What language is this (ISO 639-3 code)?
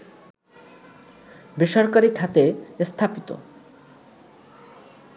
ben